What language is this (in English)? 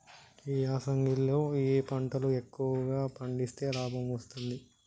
Telugu